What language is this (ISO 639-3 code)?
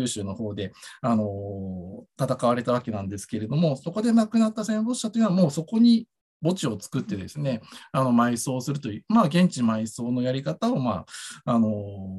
jpn